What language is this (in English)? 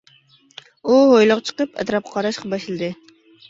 Uyghur